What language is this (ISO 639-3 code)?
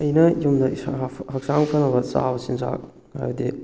mni